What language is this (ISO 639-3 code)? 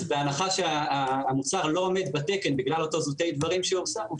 heb